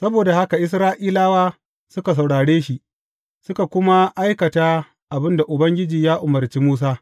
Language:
Hausa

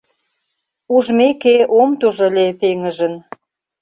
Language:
Mari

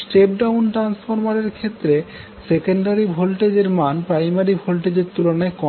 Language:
Bangla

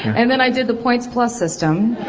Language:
English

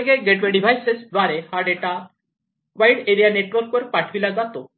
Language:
Marathi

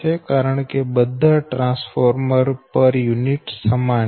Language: Gujarati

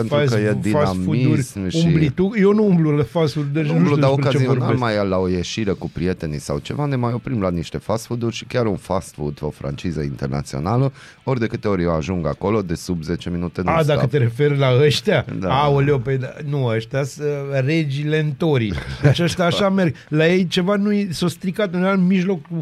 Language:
Romanian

